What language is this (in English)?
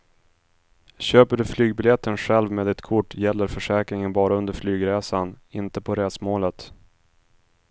Swedish